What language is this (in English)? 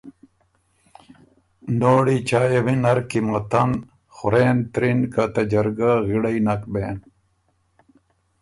Ormuri